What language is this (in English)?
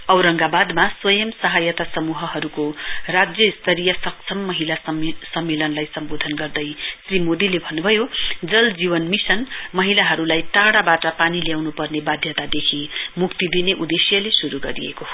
Nepali